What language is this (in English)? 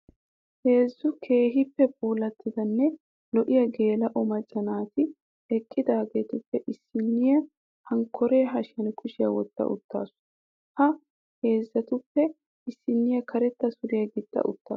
Wolaytta